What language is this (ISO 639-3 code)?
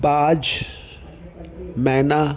snd